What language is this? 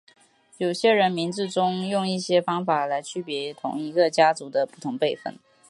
Chinese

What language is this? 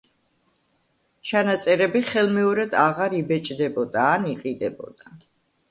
Georgian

